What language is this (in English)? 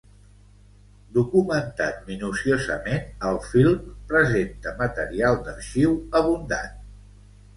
Catalan